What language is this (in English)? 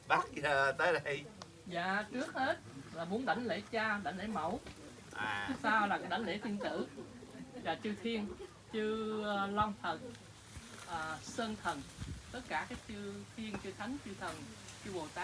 Vietnamese